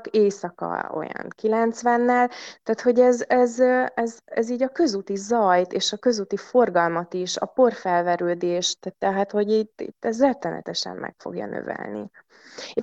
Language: Hungarian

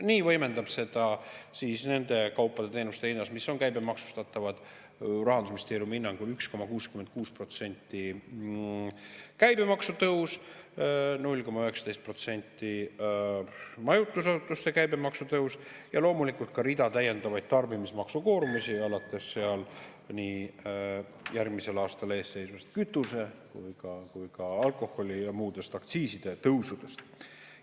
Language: Estonian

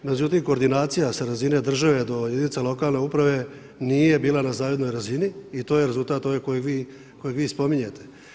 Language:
Croatian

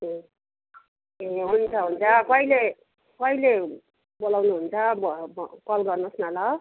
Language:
Nepali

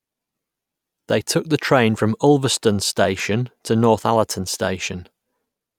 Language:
English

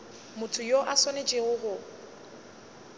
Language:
Northern Sotho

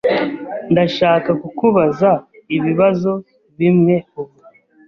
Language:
Kinyarwanda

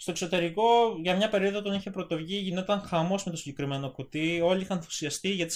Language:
Greek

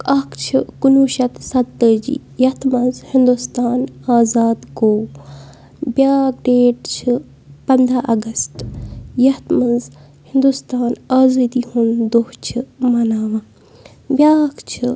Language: Kashmiri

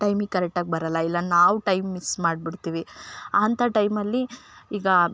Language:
Kannada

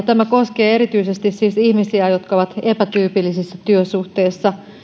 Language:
Finnish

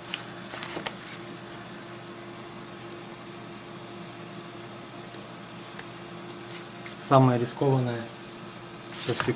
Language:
Russian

